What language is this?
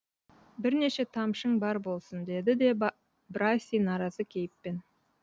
Kazakh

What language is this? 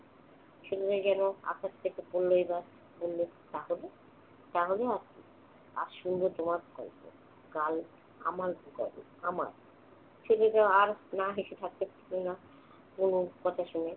Bangla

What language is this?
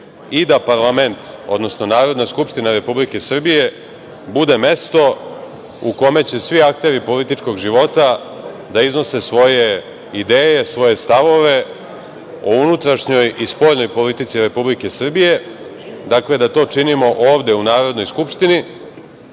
Serbian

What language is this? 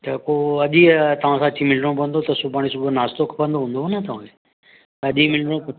Sindhi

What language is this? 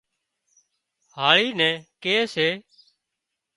Wadiyara Koli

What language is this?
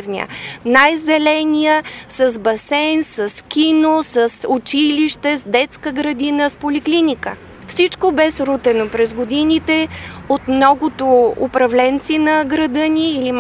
Bulgarian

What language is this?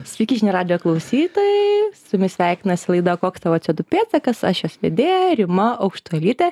Lithuanian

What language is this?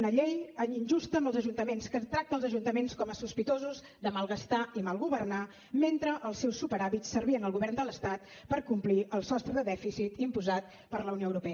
Catalan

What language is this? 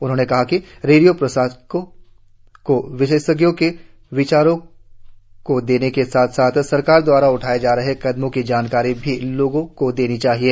Hindi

